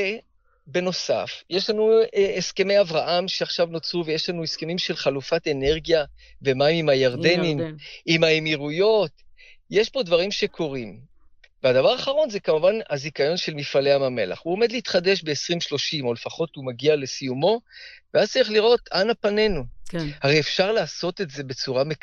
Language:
Hebrew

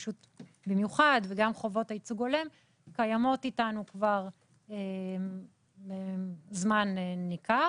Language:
Hebrew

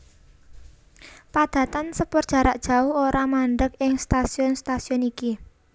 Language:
Javanese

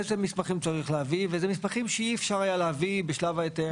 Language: Hebrew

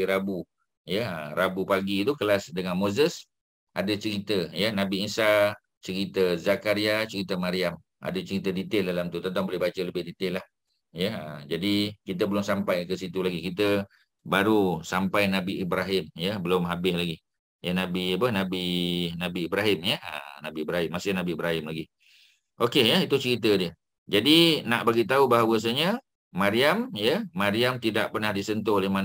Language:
Malay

